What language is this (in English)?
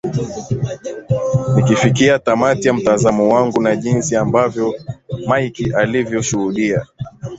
Swahili